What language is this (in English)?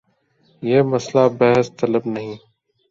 Urdu